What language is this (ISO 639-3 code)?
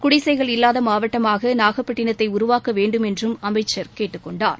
tam